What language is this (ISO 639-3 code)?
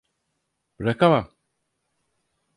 tur